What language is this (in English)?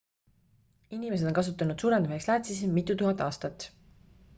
Estonian